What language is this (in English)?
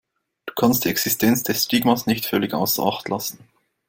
German